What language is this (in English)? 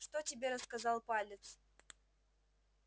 Russian